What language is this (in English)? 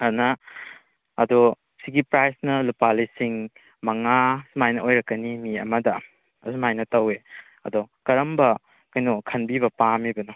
Manipuri